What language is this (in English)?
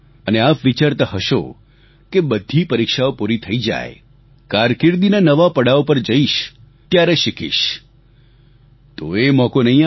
Gujarati